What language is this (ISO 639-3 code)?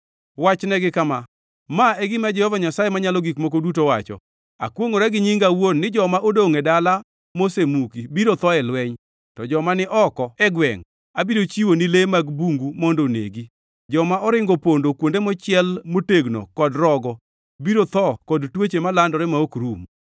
luo